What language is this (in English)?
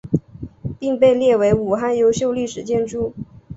Chinese